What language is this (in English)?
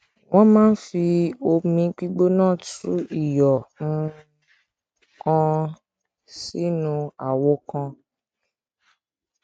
Yoruba